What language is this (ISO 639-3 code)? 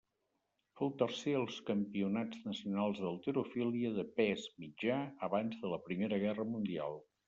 cat